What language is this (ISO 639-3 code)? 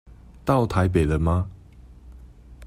zho